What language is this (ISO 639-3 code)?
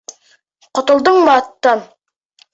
bak